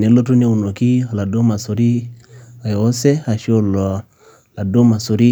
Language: Masai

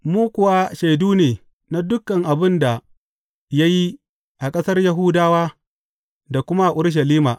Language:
Hausa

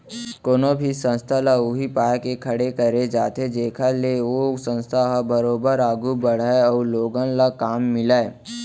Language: Chhattisgarhi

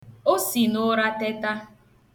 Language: Igbo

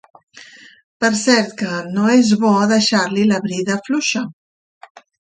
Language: Catalan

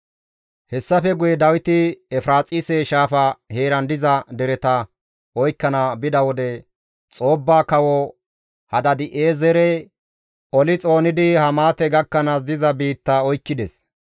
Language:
Gamo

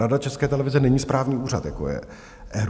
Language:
Czech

